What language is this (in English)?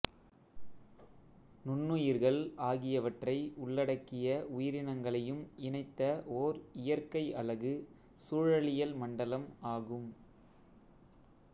Tamil